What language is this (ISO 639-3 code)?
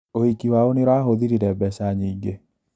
kik